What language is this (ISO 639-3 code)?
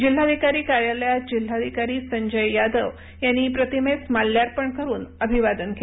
mar